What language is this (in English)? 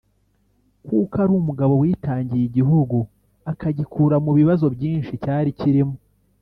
Kinyarwanda